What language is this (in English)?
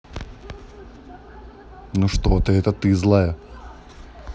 Russian